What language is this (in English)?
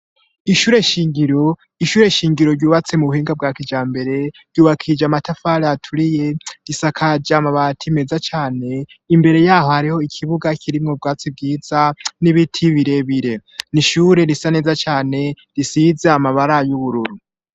Rundi